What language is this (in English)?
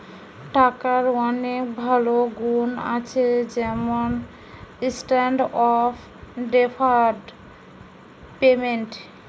Bangla